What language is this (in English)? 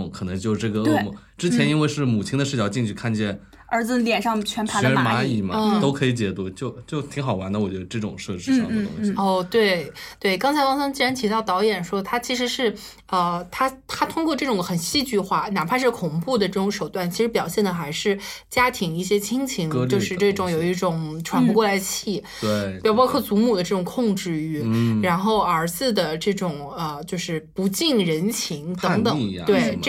Chinese